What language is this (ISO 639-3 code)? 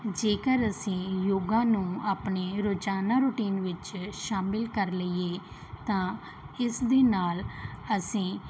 pan